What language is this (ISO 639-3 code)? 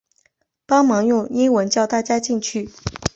zho